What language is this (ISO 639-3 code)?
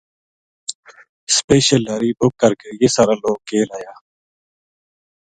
gju